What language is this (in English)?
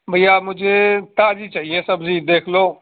Urdu